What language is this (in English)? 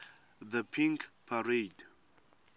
Swati